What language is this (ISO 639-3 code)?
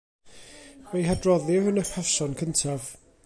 cym